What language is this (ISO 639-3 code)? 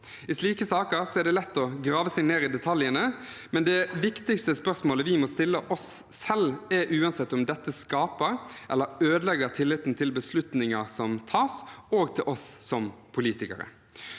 nor